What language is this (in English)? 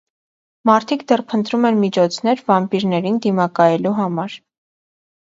Armenian